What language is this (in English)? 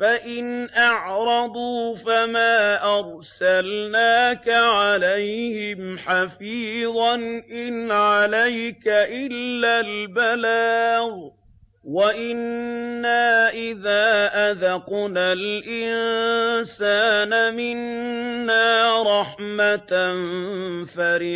Arabic